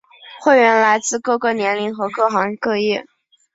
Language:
Chinese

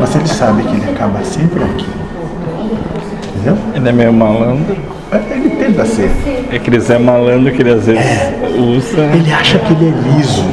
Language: Portuguese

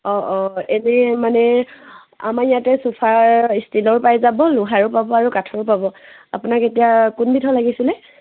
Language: Assamese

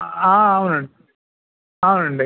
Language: Telugu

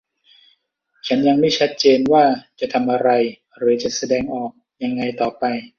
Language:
Thai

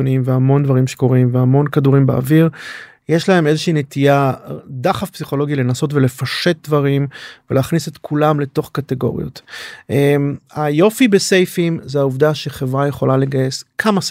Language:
Hebrew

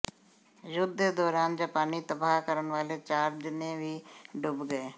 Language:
Punjabi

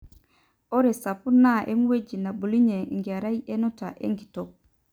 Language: Masai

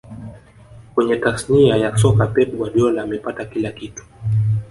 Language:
Swahili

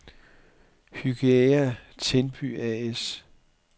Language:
Danish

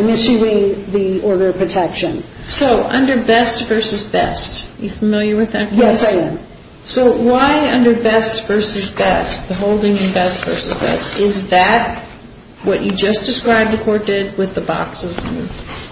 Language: English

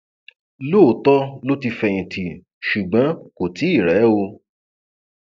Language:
Yoruba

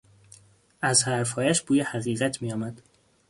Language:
Persian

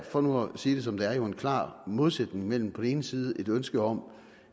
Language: Danish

